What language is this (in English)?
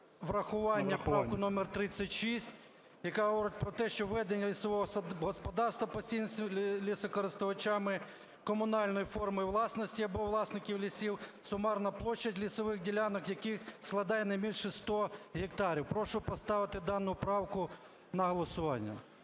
Ukrainian